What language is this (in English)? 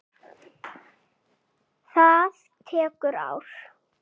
Icelandic